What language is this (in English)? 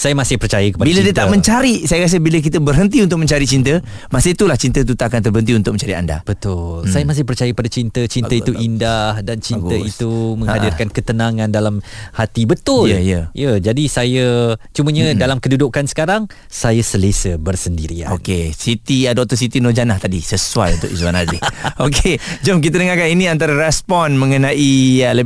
Malay